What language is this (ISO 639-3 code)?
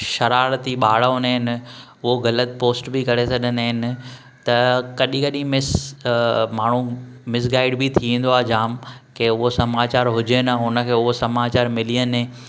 snd